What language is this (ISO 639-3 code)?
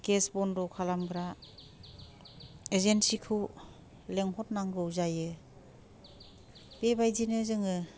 brx